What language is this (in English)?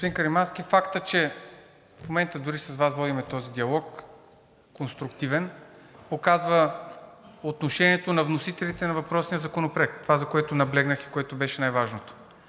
Bulgarian